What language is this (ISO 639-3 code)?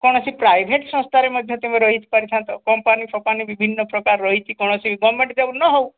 ori